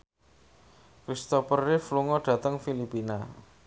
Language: Javanese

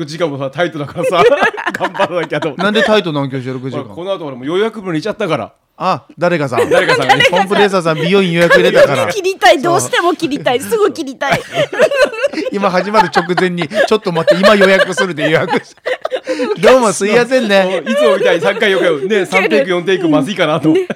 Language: Japanese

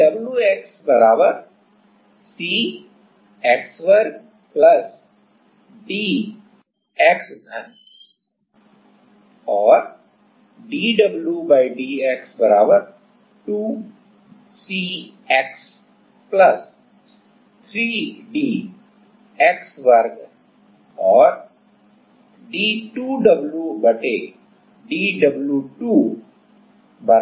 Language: Hindi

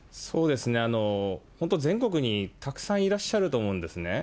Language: Japanese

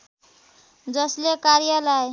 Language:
Nepali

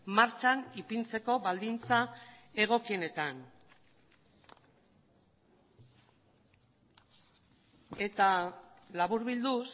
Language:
Basque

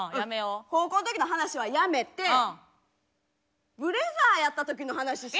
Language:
Japanese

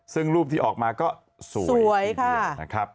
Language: Thai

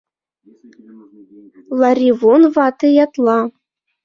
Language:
Mari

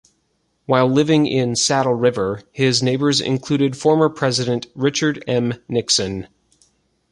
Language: English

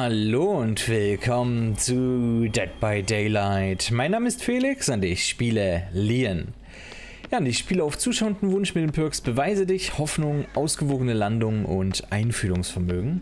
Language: German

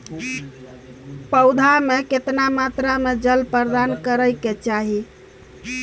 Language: Maithili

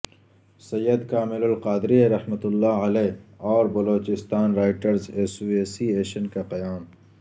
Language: Urdu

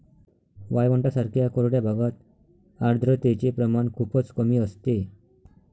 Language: Marathi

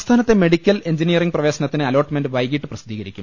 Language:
Malayalam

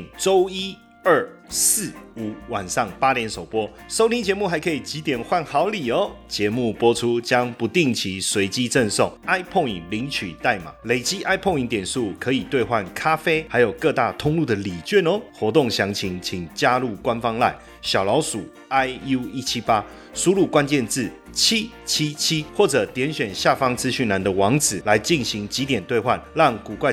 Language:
Chinese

